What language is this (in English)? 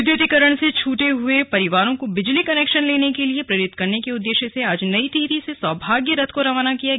Hindi